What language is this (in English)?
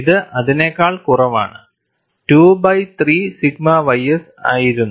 Malayalam